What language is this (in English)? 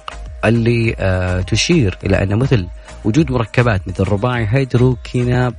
Arabic